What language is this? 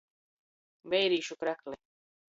Latgalian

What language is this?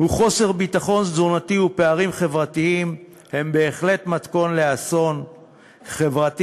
Hebrew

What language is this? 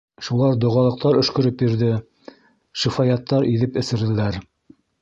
Bashkir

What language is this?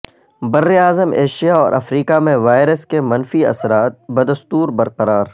Urdu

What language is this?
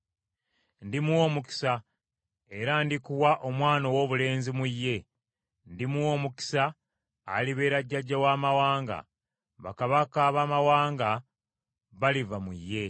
Ganda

